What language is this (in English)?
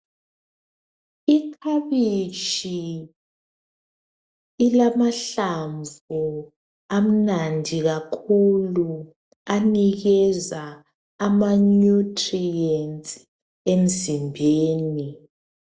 North Ndebele